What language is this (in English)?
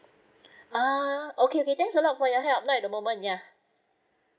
English